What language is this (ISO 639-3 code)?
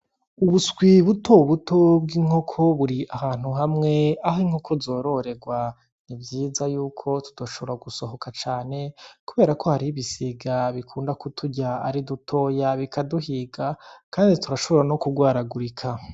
run